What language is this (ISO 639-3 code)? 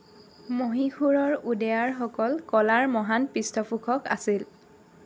asm